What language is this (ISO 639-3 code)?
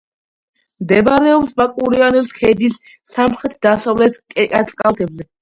kat